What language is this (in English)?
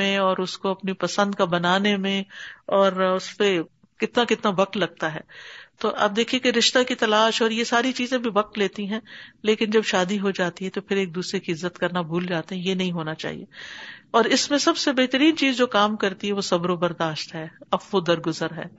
Urdu